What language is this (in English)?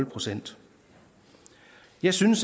Danish